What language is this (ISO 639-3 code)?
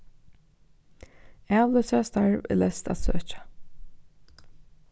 fao